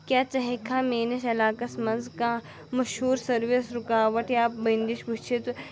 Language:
Kashmiri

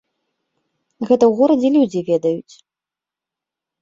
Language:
Belarusian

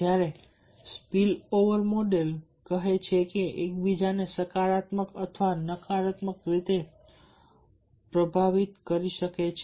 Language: Gujarati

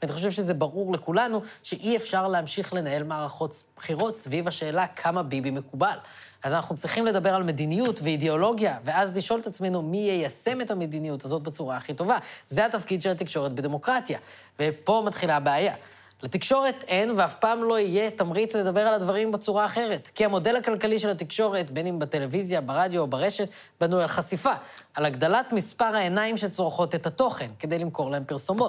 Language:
Hebrew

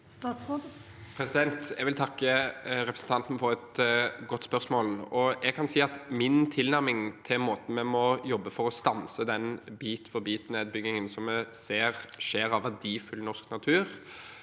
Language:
Norwegian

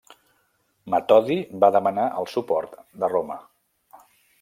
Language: Catalan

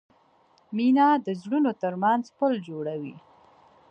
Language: Pashto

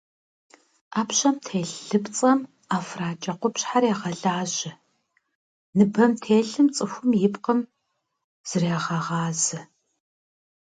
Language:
Kabardian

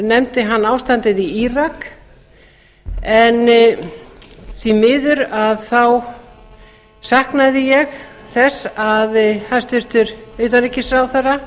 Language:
Icelandic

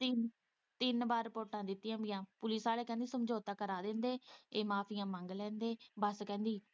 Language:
Punjabi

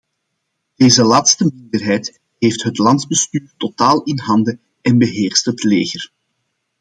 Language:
Dutch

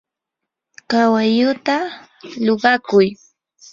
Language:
Yanahuanca Pasco Quechua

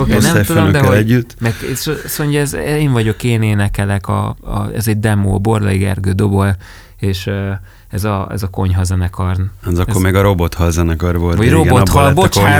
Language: Hungarian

